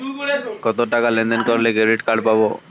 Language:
Bangla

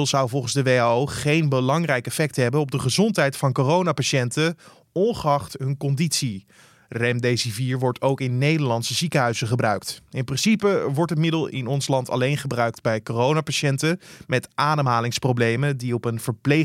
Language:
Dutch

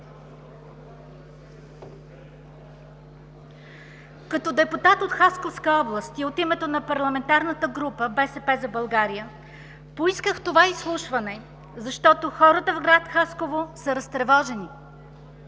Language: Bulgarian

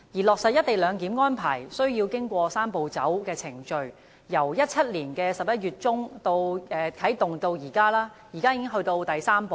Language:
Cantonese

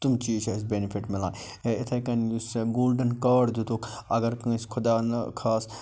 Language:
Kashmiri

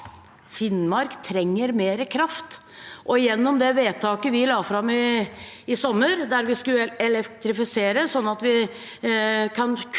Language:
Norwegian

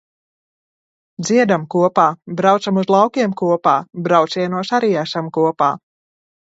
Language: Latvian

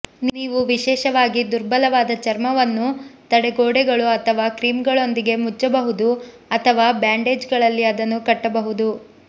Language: Kannada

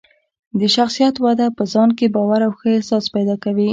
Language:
Pashto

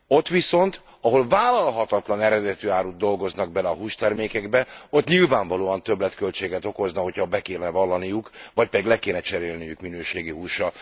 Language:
Hungarian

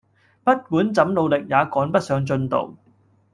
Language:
Cantonese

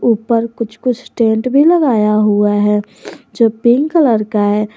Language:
Hindi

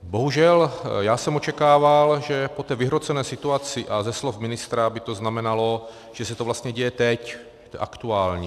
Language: Czech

